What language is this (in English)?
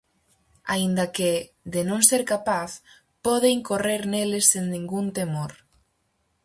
Galician